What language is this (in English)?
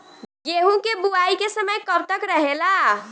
Bhojpuri